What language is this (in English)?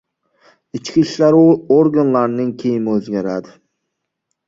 Uzbek